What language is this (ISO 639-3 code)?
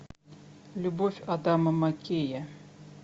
rus